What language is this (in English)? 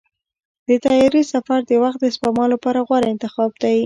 Pashto